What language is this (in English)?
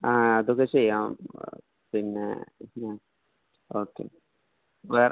Malayalam